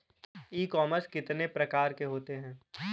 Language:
Hindi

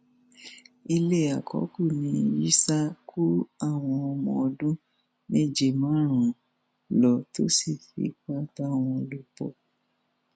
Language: Yoruba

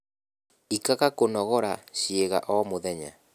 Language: Kikuyu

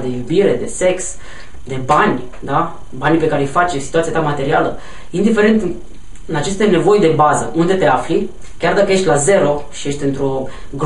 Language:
Romanian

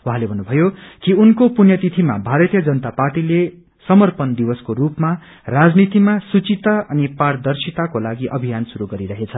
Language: Nepali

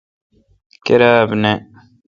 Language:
Kalkoti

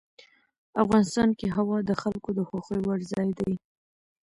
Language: Pashto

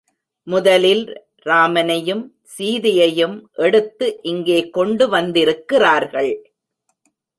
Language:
Tamil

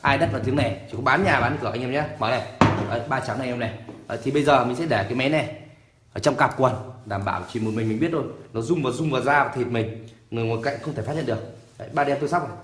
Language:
Vietnamese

